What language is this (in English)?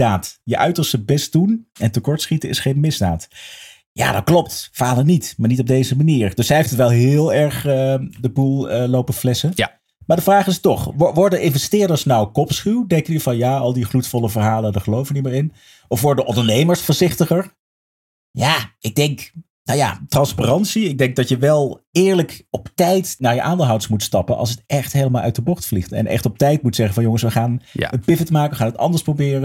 Dutch